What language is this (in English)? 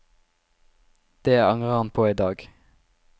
Norwegian